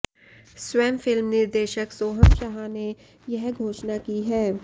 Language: Hindi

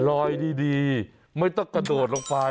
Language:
Thai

